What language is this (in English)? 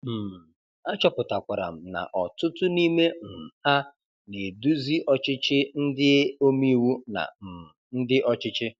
Igbo